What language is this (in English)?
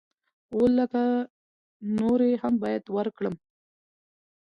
Pashto